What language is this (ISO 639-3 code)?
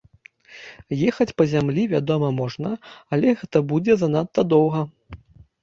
bel